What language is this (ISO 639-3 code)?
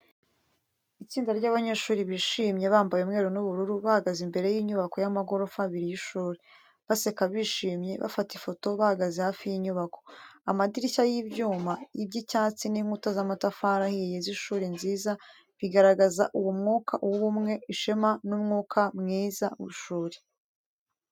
kin